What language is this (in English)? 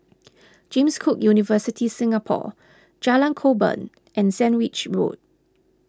English